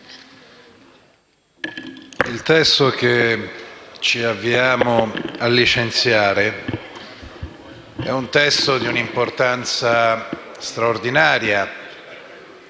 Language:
Italian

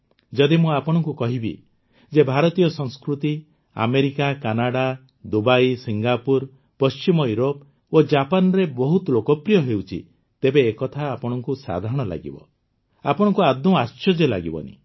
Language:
Odia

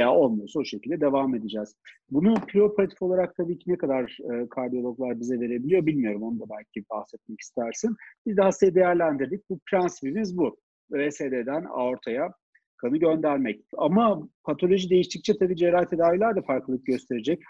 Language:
Turkish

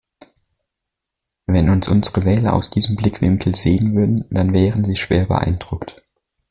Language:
German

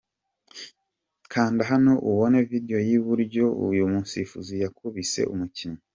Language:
Kinyarwanda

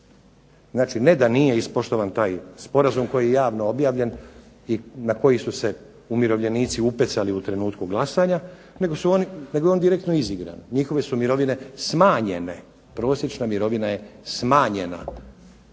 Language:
Croatian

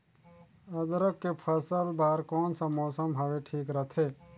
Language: Chhattisgarhi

